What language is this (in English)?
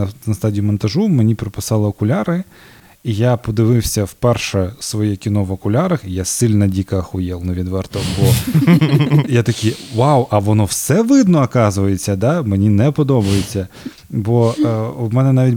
Ukrainian